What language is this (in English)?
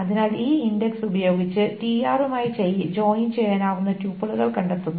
Malayalam